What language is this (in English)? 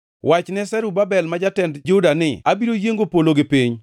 Luo (Kenya and Tanzania)